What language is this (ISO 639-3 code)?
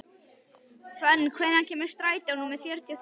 isl